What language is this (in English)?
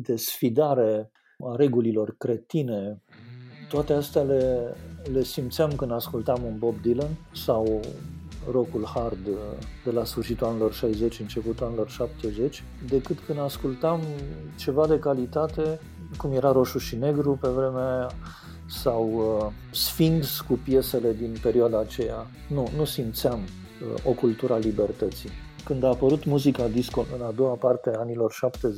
Romanian